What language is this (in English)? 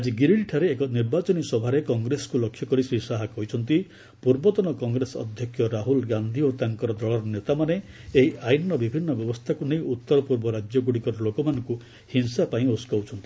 Odia